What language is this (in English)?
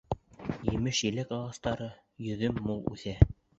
Bashkir